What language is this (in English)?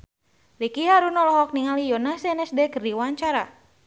Sundanese